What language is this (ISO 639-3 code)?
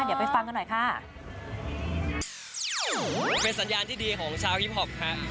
tha